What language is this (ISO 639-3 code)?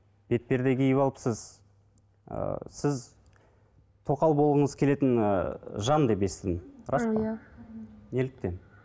kaz